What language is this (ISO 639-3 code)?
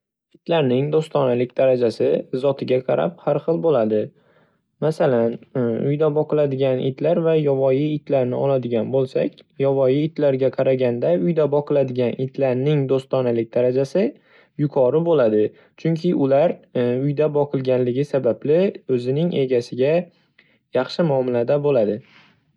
uzb